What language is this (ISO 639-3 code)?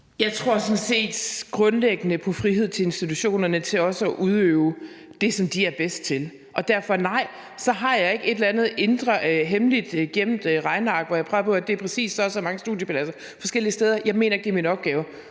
dan